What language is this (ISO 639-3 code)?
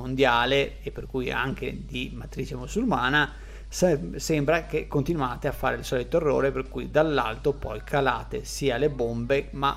ita